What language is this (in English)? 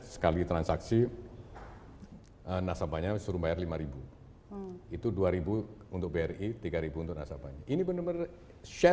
Indonesian